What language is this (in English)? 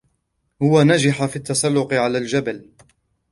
Arabic